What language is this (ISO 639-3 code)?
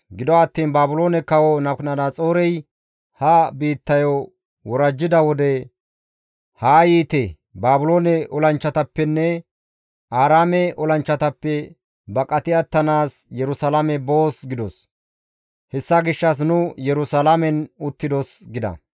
gmv